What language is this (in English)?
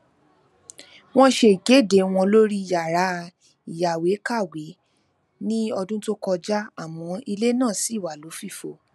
Yoruba